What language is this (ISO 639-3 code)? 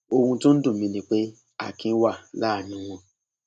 yor